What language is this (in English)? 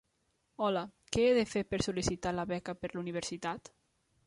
Catalan